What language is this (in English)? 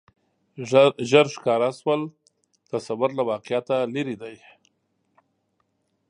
Pashto